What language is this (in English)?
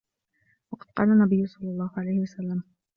Arabic